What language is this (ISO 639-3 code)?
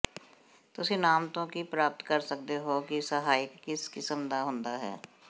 pan